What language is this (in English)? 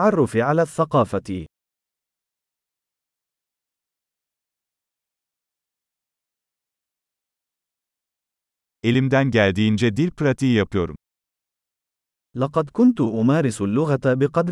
Turkish